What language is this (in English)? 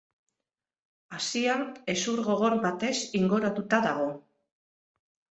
Basque